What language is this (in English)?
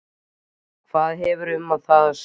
Icelandic